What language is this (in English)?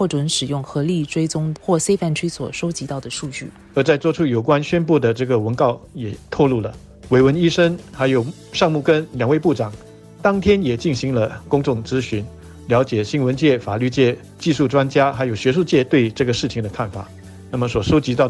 Chinese